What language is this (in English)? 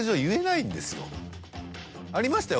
Japanese